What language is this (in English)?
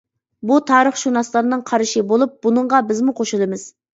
Uyghur